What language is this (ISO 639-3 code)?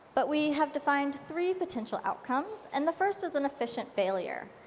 eng